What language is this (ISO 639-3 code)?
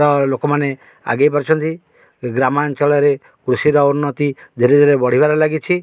ori